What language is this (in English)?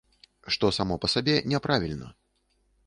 Belarusian